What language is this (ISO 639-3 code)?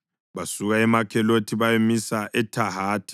nde